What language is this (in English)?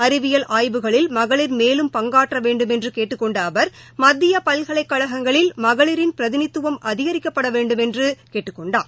Tamil